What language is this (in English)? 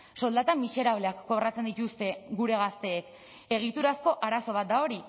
Basque